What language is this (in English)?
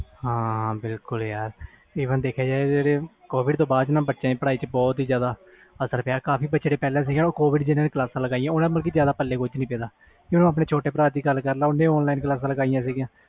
Punjabi